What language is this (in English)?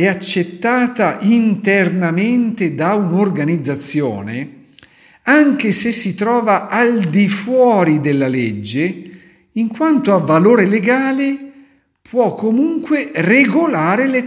Italian